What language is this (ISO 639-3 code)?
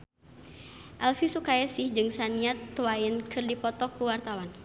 sun